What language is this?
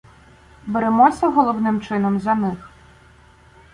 Ukrainian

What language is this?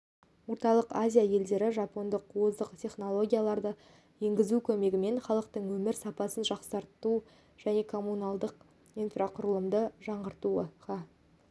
Kazakh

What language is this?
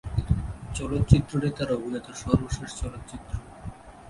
Bangla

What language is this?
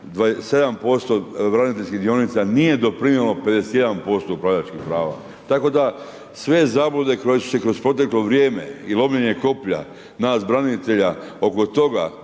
Croatian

